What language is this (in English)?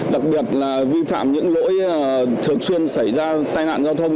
Vietnamese